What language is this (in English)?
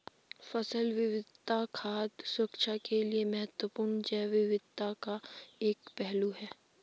Hindi